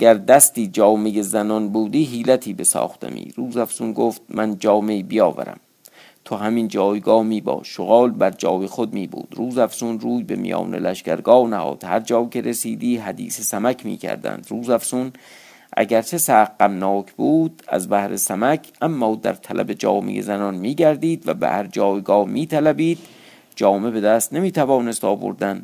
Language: Persian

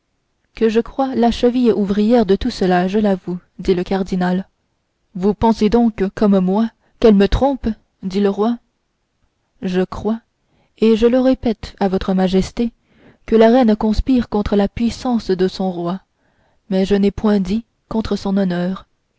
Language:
French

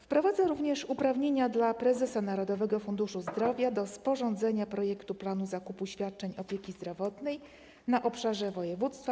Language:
Polish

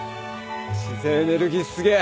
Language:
Japanese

